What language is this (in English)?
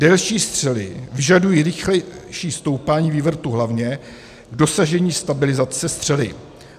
Czech